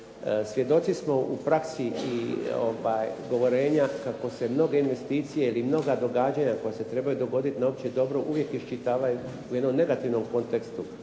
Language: Croatian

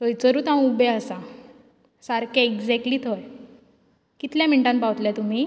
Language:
Konkani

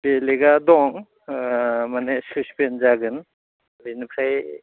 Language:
Bodo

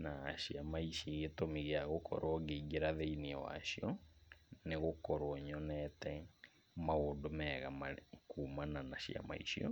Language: Kikuyu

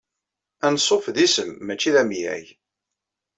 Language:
Kabyle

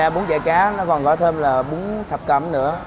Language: Vietnamese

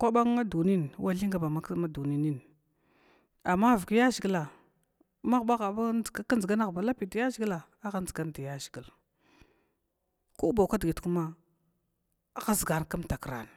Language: Glavda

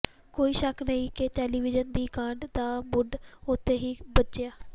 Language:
Punjabi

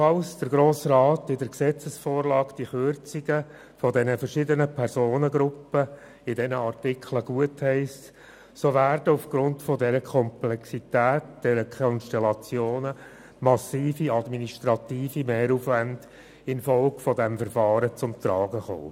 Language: Swiss German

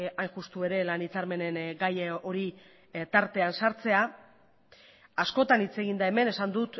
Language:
Basque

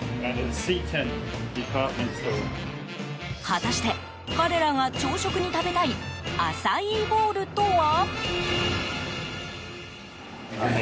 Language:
Japanese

